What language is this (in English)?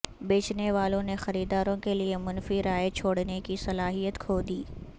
Urdu